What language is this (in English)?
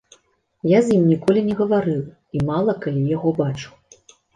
Belarusian